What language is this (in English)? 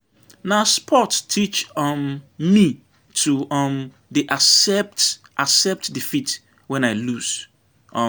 Nigerian Pidgin